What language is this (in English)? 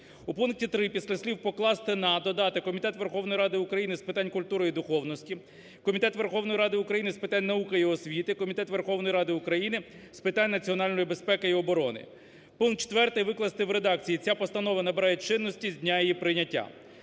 Ukrainian